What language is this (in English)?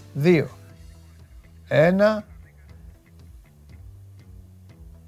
Greek